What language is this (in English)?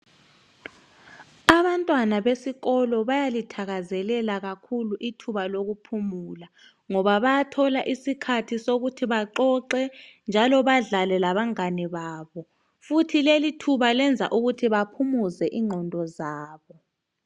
North Ndebele